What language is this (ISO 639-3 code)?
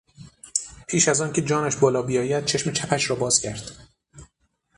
fas